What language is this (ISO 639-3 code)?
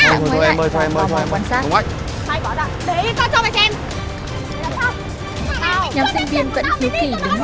vie